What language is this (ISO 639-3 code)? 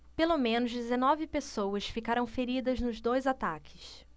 por